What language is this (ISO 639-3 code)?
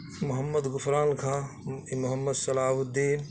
urd